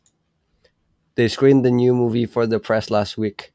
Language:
Javanese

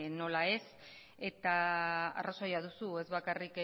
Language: Basque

